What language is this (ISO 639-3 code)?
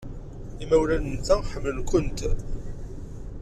kab